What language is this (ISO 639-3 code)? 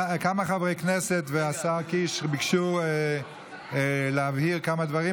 heb